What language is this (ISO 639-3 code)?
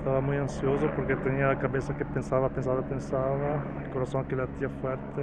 spa